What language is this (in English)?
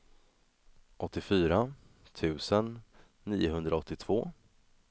Swedish